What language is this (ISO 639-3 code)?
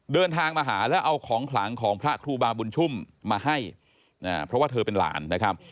tha